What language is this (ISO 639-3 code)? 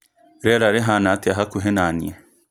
kik